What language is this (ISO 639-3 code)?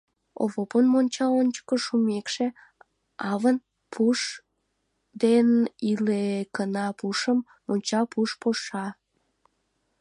chm